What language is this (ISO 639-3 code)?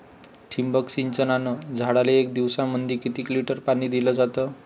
mar